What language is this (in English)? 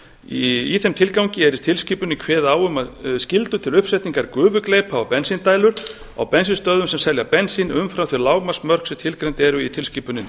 Icelandic